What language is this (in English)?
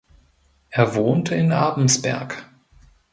German